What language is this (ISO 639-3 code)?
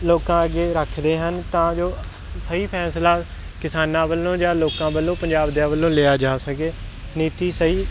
pan